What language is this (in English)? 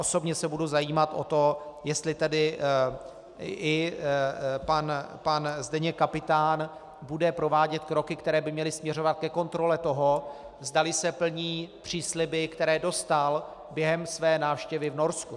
Czech